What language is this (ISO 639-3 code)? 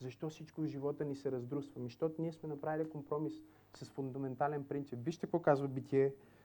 bul